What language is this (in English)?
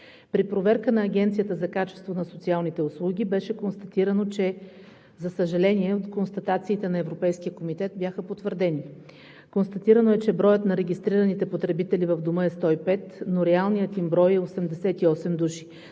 Bulgarian